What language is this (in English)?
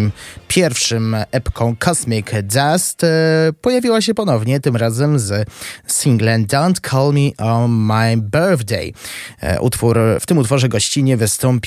Polish